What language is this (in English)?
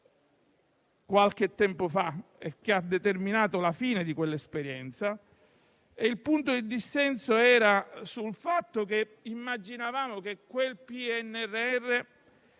Italian